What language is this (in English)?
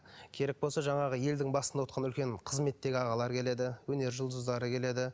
Kazakh